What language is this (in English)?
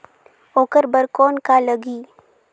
Chhattisgarhi